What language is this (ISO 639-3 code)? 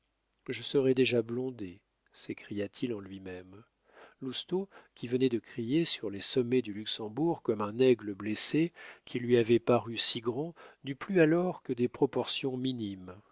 fra